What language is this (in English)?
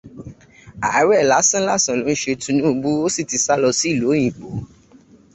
Yoruba